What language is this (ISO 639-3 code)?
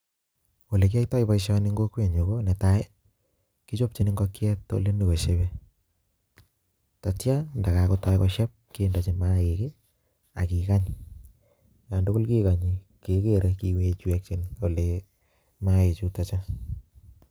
kln